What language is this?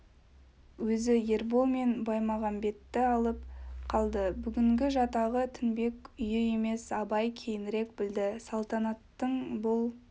Kazakh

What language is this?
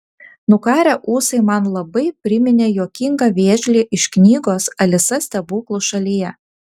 Lithuanian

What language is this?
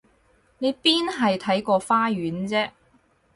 Cantonese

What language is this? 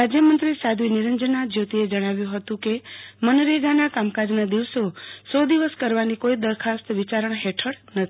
Gujarati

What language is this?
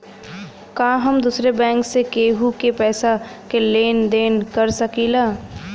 Bhojpuri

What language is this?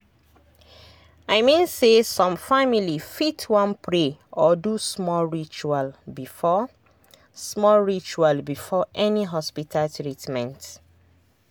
Nigerian Pidgin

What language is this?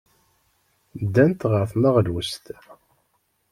Kabyle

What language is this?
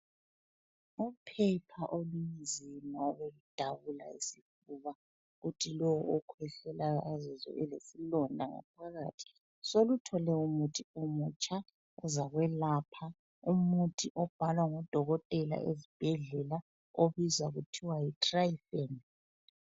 North Ndebele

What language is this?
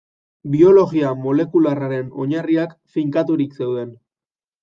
Basque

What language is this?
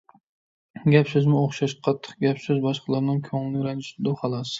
Uyghur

